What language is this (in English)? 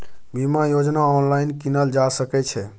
Maithili